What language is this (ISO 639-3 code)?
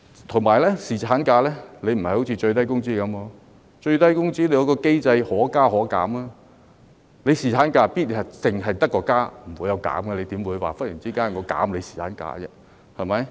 yue